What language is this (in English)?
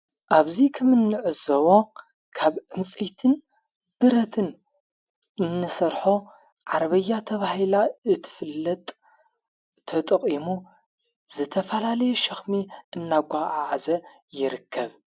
Tigrinya